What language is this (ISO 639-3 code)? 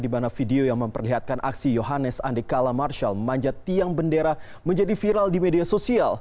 ind